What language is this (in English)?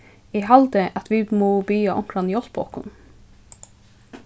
Faroese